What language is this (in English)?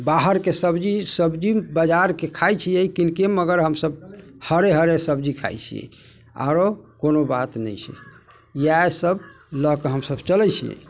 Maithili